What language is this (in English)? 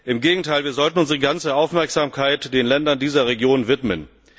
German